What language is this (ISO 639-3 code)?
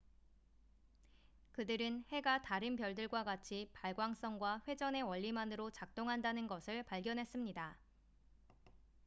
kor